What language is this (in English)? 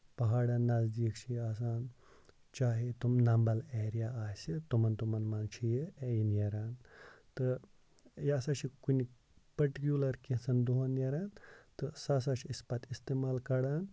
Kashmiri